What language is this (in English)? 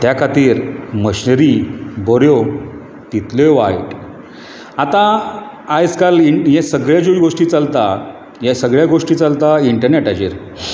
Konkani